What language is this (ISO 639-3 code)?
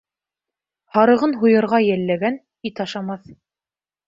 bak